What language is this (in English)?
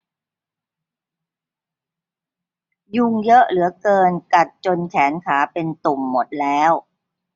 Thai